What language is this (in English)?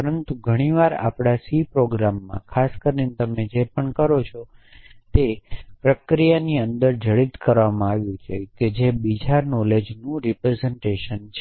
Gujarati